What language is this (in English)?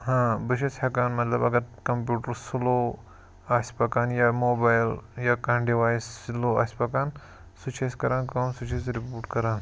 Kashmiri